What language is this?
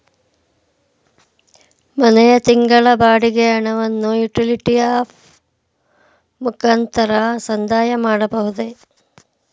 Kannada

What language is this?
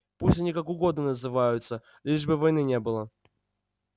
Russian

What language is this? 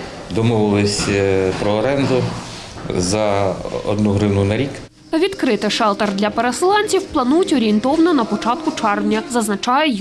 Ukrainian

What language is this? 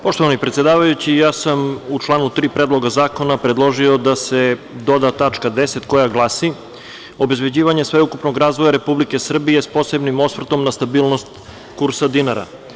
Serbian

